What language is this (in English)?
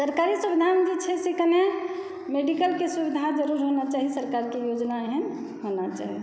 Maithili